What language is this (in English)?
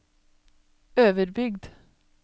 Norwegian